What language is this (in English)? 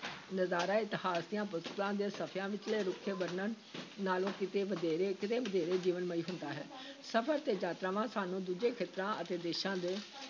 Punjabi